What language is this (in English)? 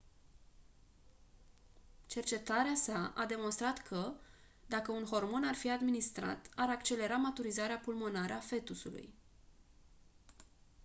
Romanian